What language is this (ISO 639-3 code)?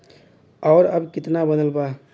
bho